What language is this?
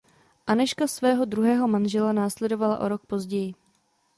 Czech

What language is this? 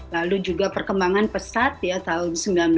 Indonesian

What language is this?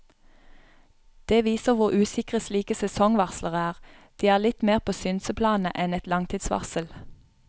Norwegian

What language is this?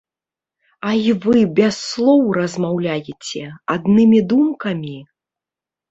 Belarusian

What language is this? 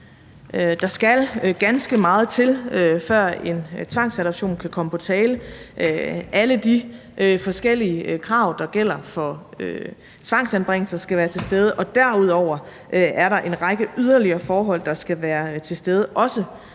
Danish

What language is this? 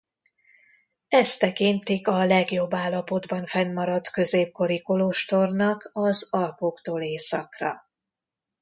Hungarian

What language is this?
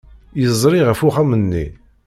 Kabyle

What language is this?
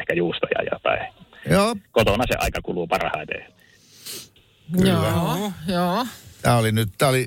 Finnish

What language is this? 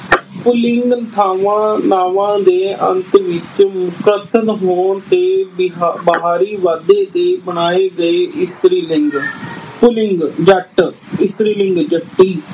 Punjabi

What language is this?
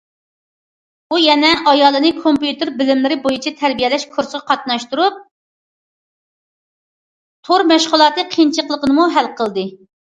Uyghur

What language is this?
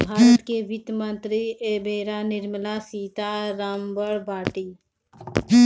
Bhojpuri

